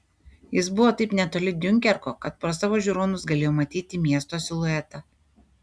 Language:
Lithuanian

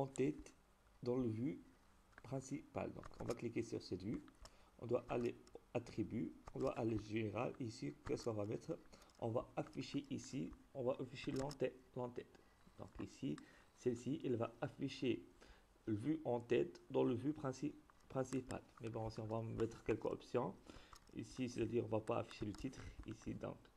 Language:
French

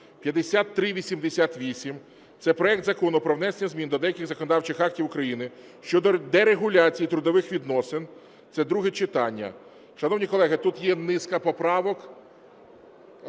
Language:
Ukrainian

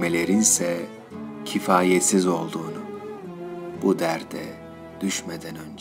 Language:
Turkish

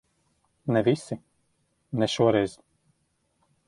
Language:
Latvian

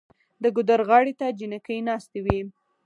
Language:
Pashto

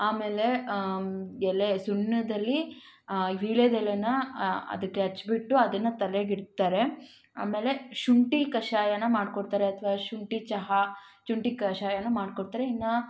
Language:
Kannada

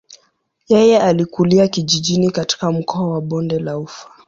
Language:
Swahili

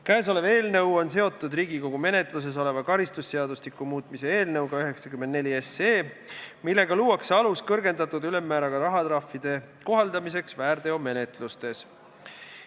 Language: Estonian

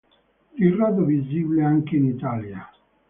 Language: Italian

